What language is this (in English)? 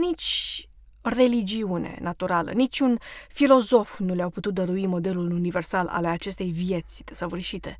Romanian